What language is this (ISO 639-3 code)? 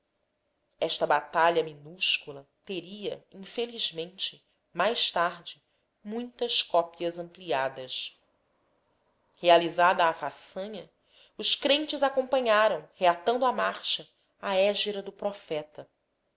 por